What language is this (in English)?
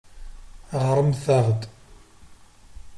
Kabyle